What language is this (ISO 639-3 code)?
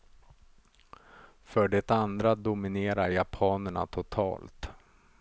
swe